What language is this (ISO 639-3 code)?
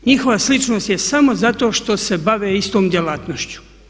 hrv